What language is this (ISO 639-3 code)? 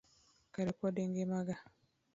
luo